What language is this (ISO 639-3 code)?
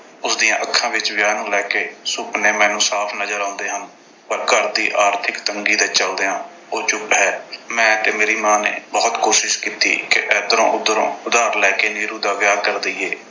pan